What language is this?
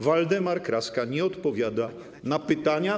Polish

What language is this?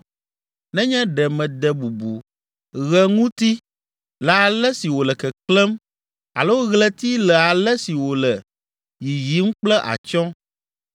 Ewe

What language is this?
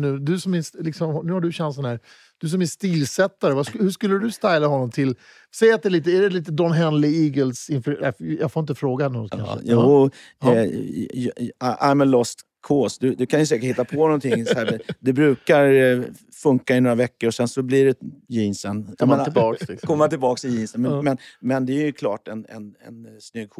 Swedish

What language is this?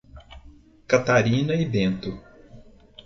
Portuguese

